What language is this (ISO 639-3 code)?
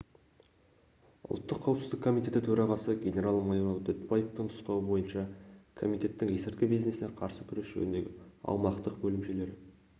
kaz